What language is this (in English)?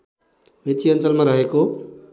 Nepali